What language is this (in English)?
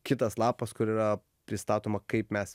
Lithuanian